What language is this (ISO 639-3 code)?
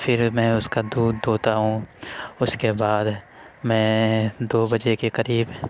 urd